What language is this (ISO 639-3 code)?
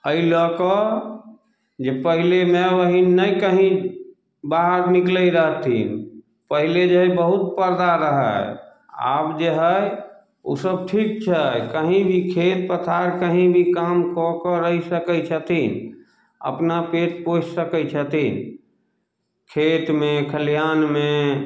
mai